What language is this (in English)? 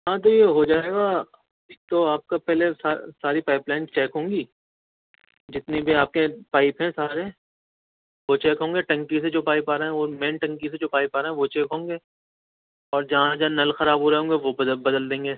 Urdu